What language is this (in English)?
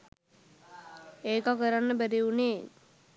Sinhala